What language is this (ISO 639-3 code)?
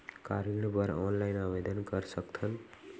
hne